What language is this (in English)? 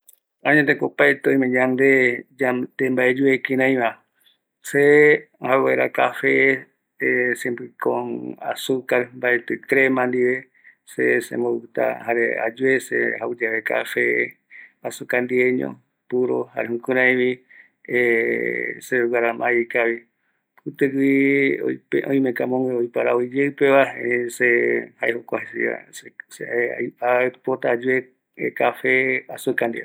Eastern Bolivian Guaraní